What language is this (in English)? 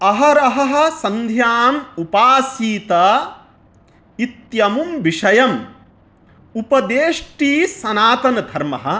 Sanskrit